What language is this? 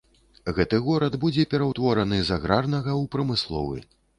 Belarusian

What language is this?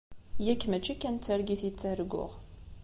Kabyle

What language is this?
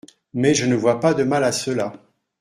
French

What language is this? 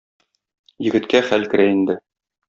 Tatar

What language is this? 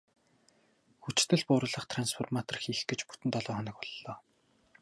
Mongolian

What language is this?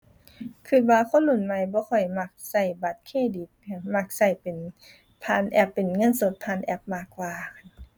Thai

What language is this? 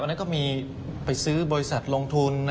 Thai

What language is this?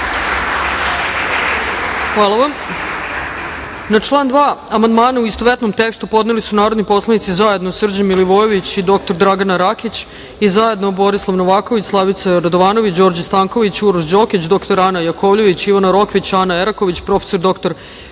Serbian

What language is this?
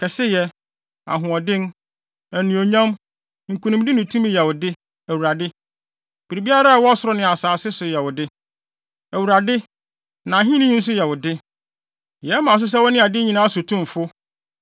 Akan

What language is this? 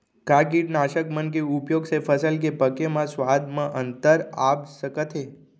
Chhattisgarhi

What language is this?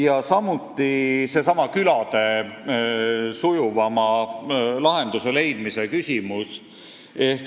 Estonian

